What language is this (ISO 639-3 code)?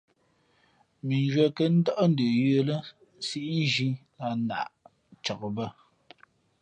fmp